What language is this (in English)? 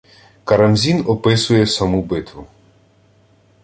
Ukrainian